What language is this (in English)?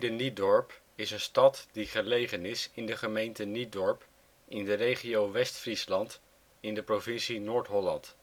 Dutch